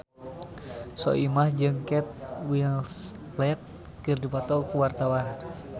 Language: Sundanese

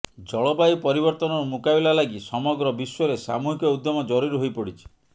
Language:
Odia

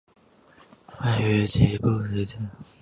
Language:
Chinese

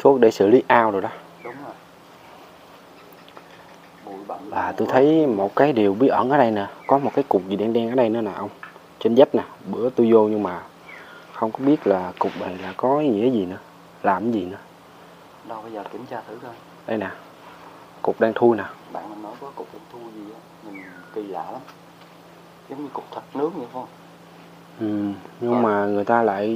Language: Vietnamese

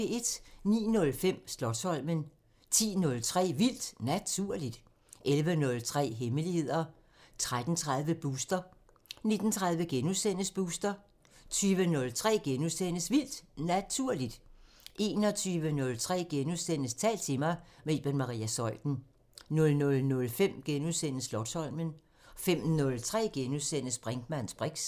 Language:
Danish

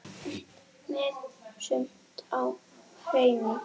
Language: Icelandic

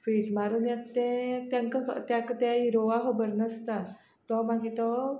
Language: Konkani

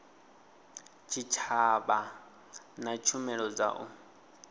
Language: Venda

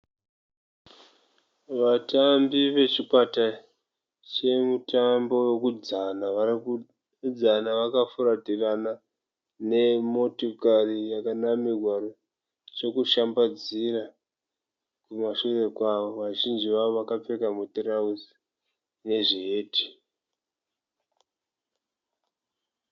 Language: Shona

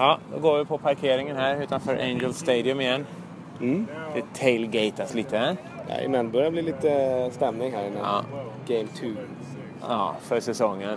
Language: Swedish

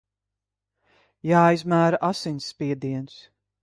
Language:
Latvian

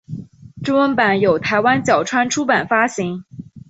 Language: Chinese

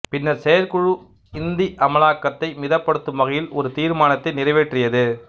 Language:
Tamil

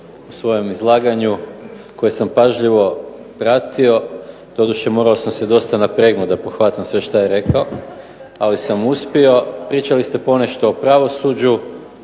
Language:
Croatian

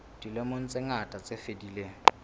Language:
Southern Sotho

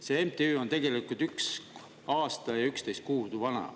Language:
Estonian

